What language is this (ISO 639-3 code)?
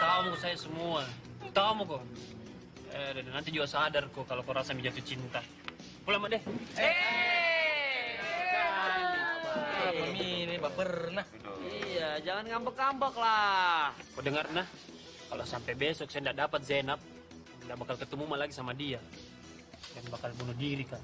ind